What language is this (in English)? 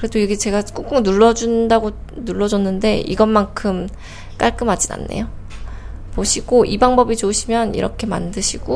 Korean